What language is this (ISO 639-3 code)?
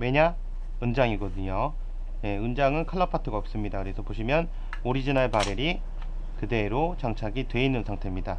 kor